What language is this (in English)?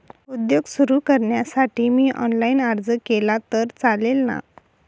Marathi